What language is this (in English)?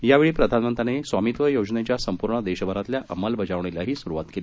Marathi